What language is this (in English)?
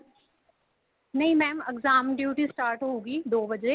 Punjabi